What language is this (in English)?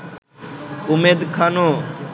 Bangla